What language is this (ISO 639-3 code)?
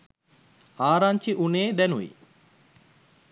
sin